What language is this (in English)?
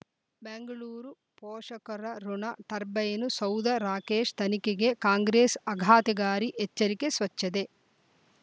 Kannada